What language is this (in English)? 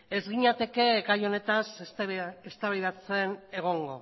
Basque